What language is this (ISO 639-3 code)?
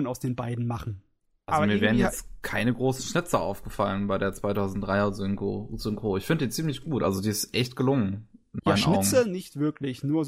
deu